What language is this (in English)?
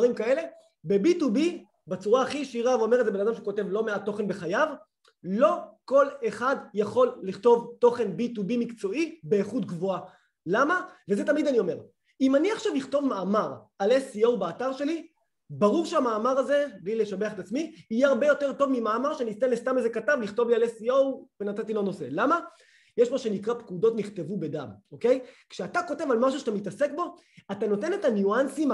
Hebrew